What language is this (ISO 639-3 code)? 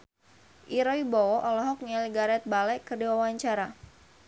sun